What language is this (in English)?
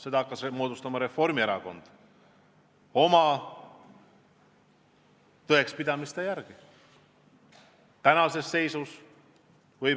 Estonian